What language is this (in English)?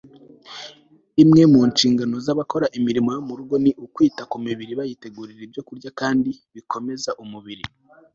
Kinyarwanda